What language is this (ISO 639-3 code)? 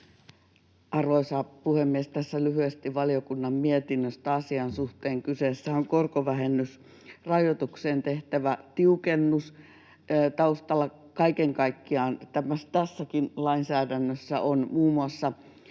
fin